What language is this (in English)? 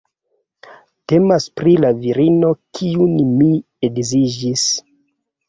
Esperanto